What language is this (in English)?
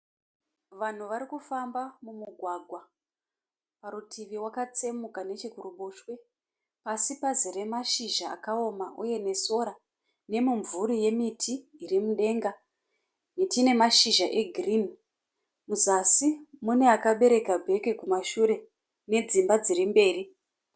Shona